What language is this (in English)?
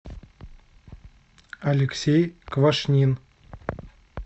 Russian